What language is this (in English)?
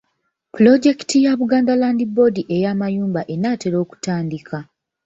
Ganda